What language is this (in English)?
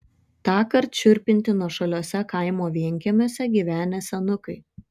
Lithuanian